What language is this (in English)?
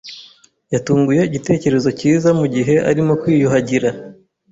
Kinyarwanda